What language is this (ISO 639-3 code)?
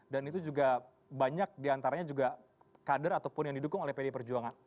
ind